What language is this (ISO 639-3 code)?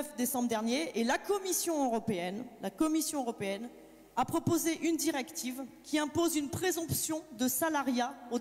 fra